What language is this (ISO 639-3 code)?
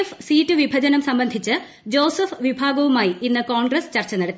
mal